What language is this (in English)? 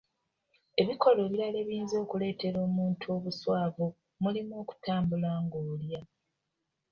Ganda